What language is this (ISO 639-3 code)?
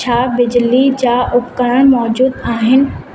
snd